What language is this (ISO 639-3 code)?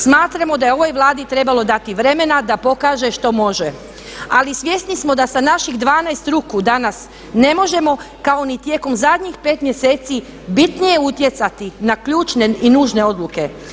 hrv